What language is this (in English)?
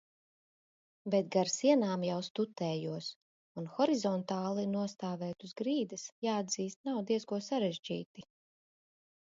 Latvian